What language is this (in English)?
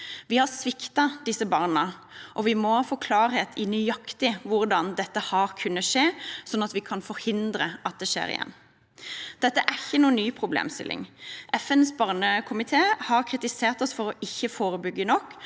Norwegian